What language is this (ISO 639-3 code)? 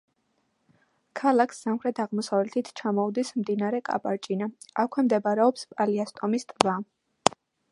kat